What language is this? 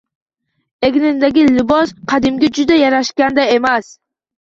Uzbek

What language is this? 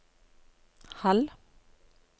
Norwegian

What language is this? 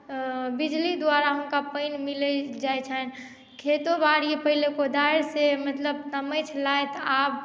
Maithili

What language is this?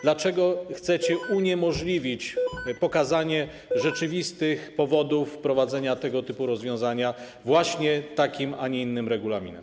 Polish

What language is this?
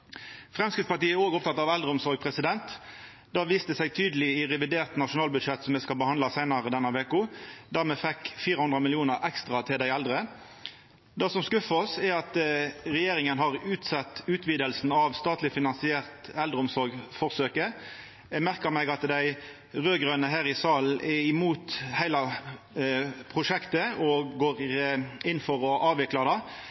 Norwegian Nynorsk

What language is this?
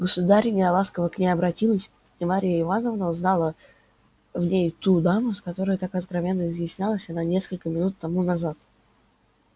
Russian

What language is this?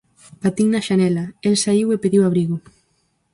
Galician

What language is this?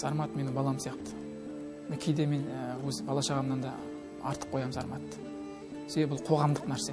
Turkish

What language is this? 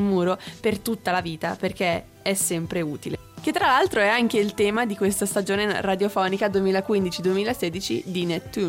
Italian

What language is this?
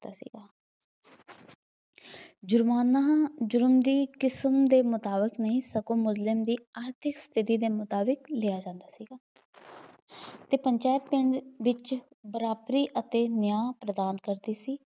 Punjabi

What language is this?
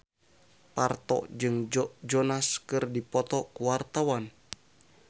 Sundanese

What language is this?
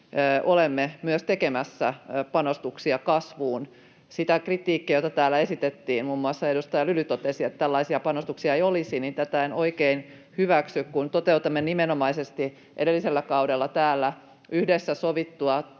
Finnish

